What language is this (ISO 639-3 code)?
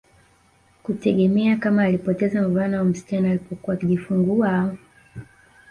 swa